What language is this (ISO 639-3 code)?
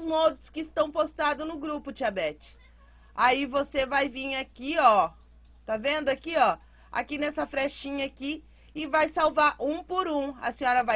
por